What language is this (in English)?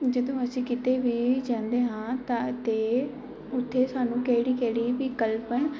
Punjabi